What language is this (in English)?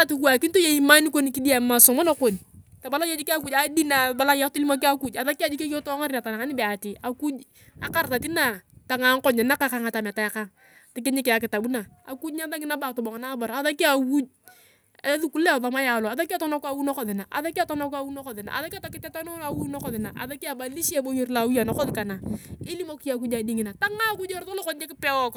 Turkana